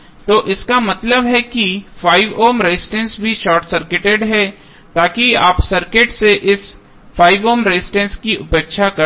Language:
Hindi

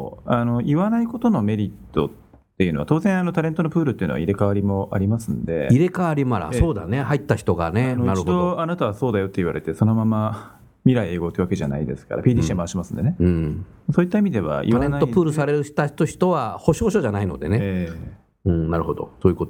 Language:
Japanese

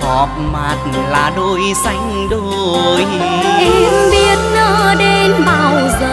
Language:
Vietnamese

